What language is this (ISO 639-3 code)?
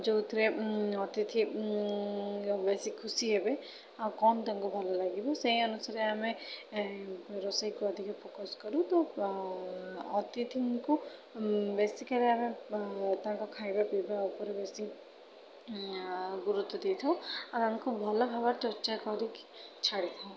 ori